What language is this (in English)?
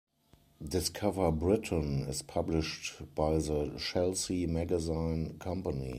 English